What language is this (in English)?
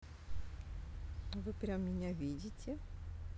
Russian